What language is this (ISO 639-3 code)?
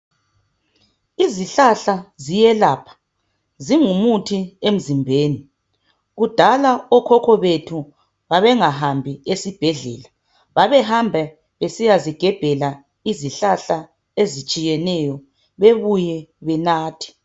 nde